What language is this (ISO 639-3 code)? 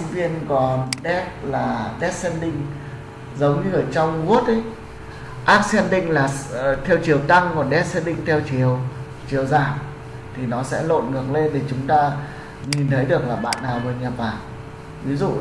vie